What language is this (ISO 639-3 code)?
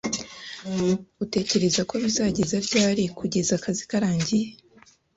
kin